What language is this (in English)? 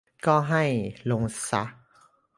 Thai